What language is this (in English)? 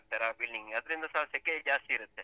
Kannada